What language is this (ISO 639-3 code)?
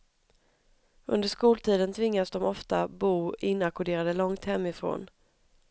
swe